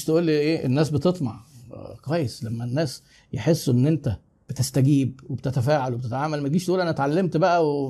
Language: Arabic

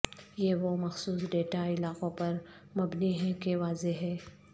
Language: Urdu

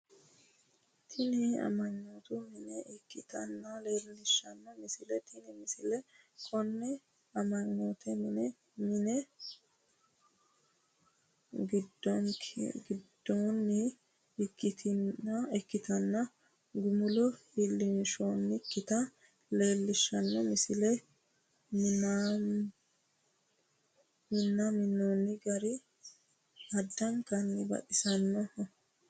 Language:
Sidamo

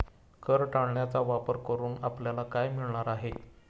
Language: Marathi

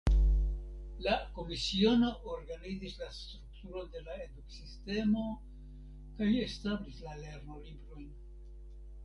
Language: Esperanto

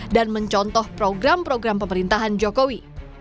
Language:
Indonesian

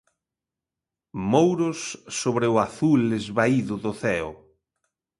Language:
Galician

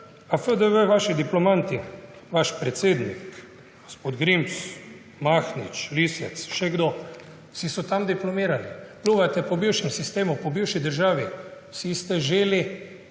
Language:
Slovenian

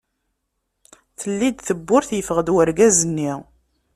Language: Kabyle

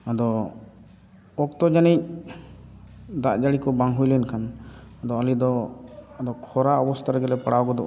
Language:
Santali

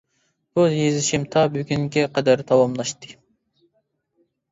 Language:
Uyghur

